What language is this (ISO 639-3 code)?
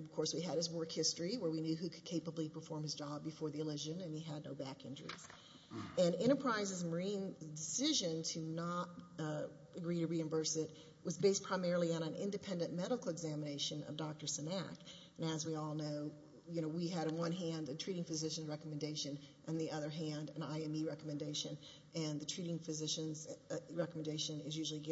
eng